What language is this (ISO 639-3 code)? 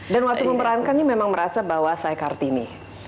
ind